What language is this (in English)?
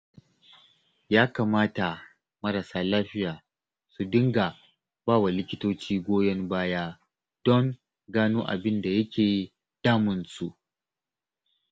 Hausa